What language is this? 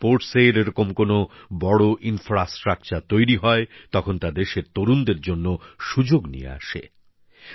Bangla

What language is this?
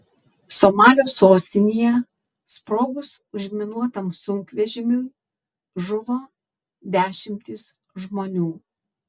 Lithuanian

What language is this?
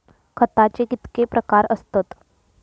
Marathi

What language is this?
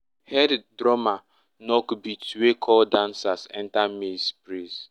Nigerian Pidgin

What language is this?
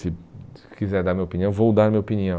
Portuguese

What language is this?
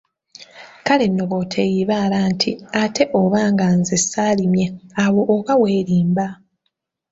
Ganda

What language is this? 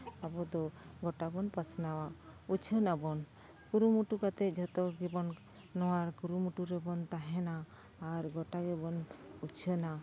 Santali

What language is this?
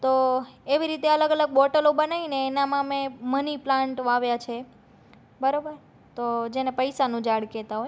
Gujarati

